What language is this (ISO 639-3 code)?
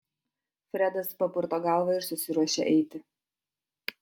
lit